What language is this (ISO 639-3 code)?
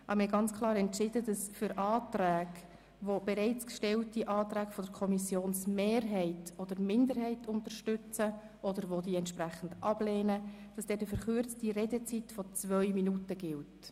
gsw